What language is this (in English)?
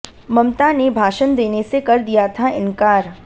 Hindi